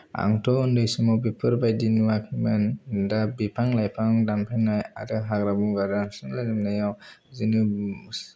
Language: Bodo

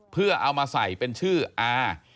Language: Thai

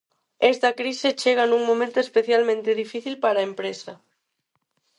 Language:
Galician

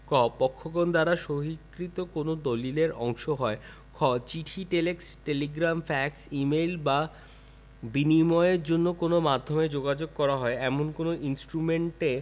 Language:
Bangla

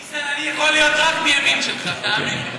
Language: Hebrew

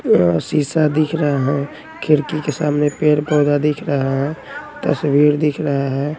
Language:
Hindi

